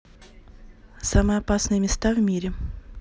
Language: Russian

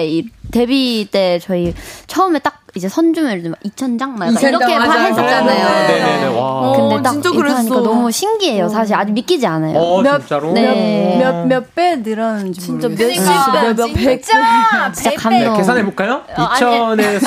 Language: Korean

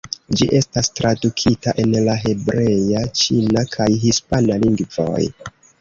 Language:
Esperanto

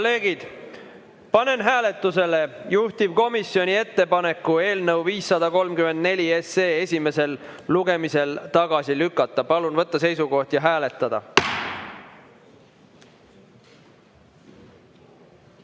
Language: Estonian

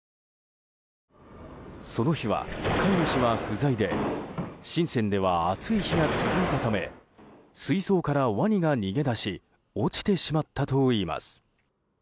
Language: Japanese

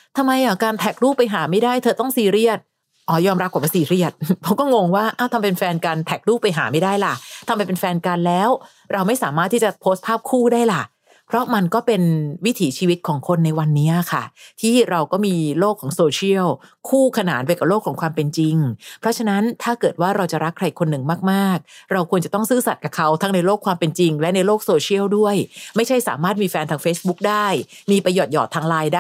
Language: Thai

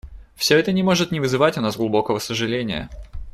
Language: Russian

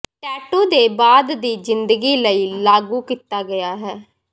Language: Punjabi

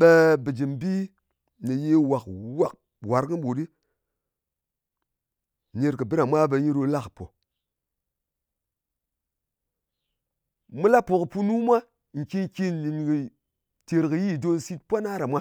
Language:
Ngas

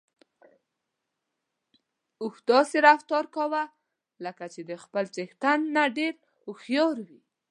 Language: Pashto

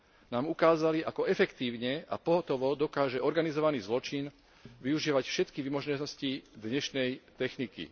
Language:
Slovak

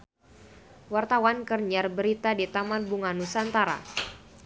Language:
Sundanese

